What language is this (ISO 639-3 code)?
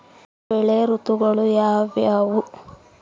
kan